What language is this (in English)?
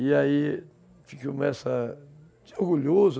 Portuguese